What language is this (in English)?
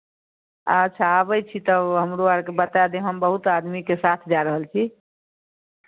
Maithili